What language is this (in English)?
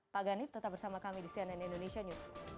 Indonesian